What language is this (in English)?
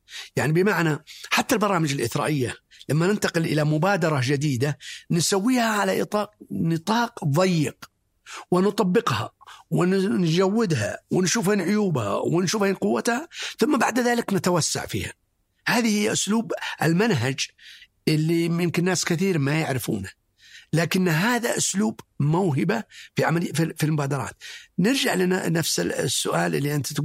Arabic